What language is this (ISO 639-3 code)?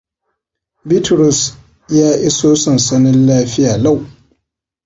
hau